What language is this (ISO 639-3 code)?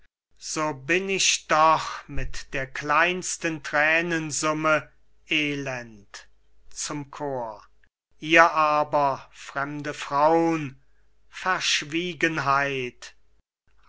deu